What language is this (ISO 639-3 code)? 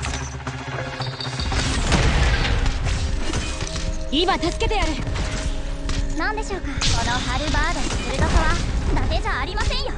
jpn